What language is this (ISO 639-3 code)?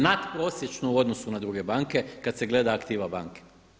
hrv